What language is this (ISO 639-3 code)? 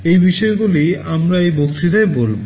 ben